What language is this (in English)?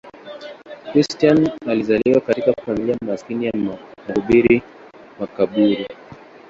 Swahili